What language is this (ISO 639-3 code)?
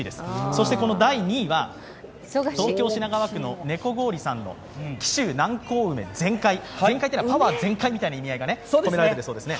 jpn